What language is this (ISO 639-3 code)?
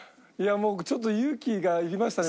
jpn